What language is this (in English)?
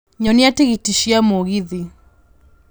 Kikuyu